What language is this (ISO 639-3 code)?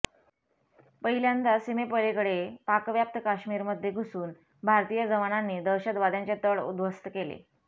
mar